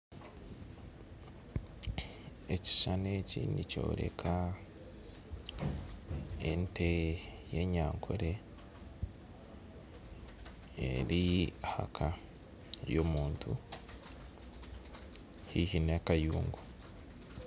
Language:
Nyankole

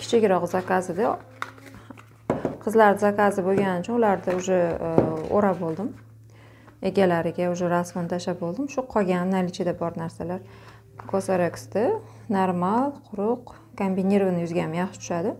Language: Turkish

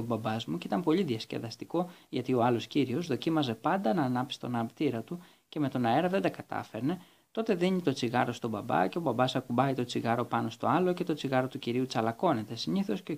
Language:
Greek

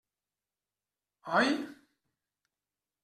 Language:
Catalan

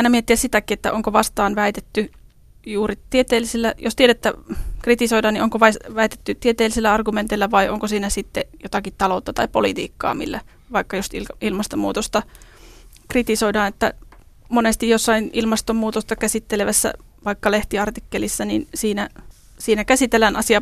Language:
Finnish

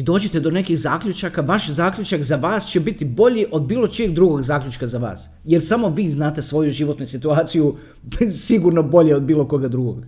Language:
Croatian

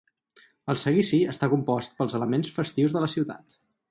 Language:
Catalan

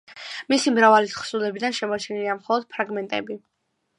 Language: Georgian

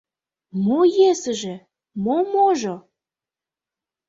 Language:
Mari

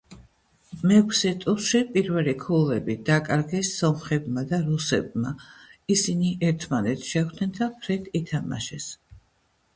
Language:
Georgian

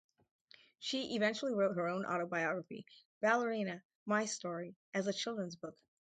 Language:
English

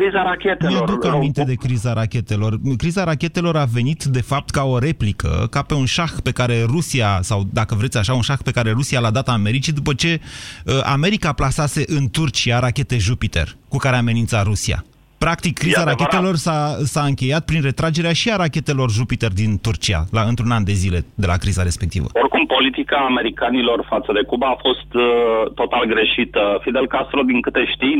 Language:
Romanian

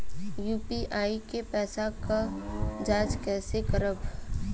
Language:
Bhojpuri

